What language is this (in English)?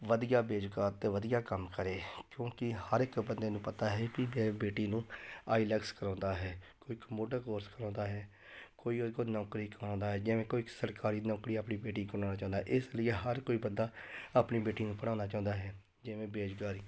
Punjabi